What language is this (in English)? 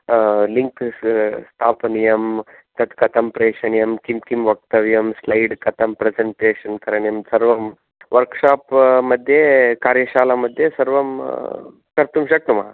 Sanskrit